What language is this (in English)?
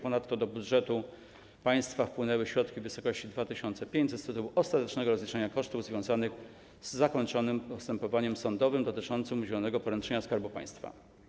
Polish